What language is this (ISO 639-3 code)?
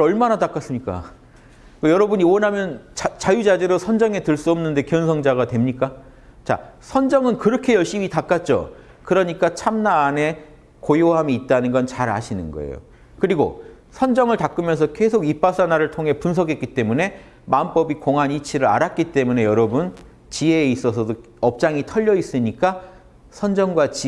kor